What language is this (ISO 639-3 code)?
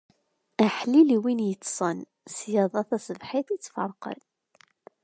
kab